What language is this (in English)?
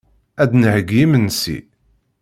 Kabyle